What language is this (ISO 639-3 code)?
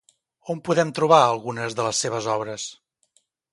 cat